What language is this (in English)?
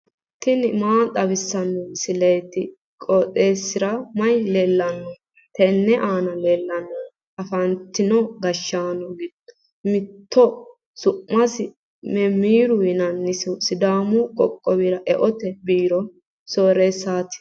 Sidamo